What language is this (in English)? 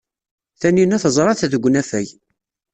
Kabyle